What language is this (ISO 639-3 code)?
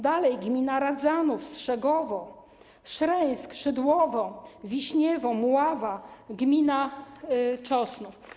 pol